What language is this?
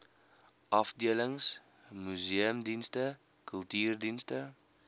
Afrikaans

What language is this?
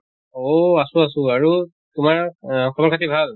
Assamese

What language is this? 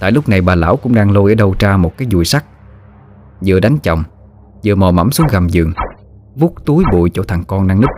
Vietnamese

